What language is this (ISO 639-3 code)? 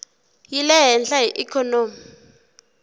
tso